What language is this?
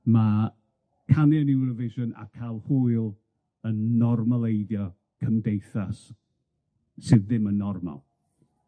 Welsh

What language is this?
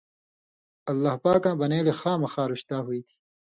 Indus Kohistani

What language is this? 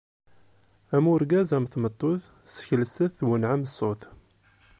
Kabyle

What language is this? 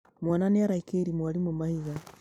Kikuyu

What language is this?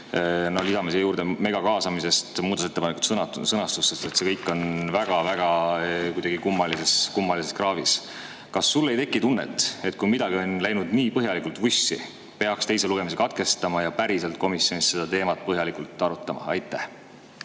Estonian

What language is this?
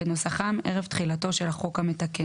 Hebrew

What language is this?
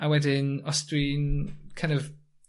Welsh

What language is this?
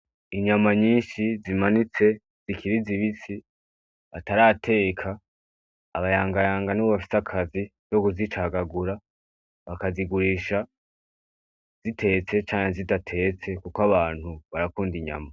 Rundi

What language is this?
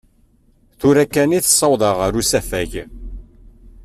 Kabyle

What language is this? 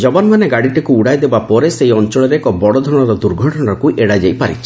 Odia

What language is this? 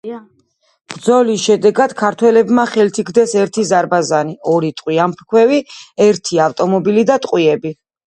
Georgian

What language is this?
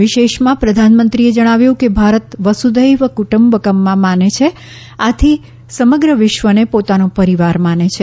Gujarati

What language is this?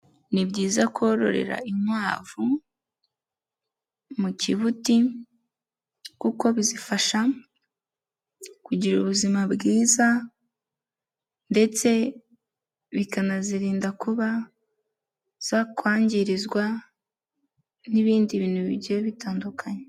Kinyarwanda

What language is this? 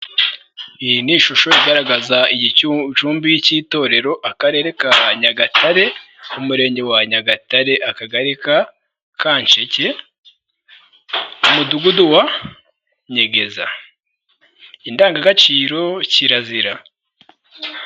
Kinyarwanda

